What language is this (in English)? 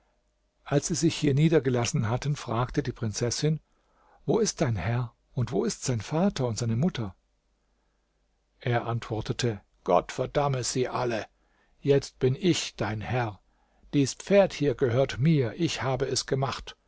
German